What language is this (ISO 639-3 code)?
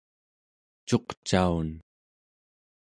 esu